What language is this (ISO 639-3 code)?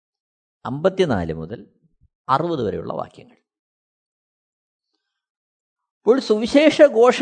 mal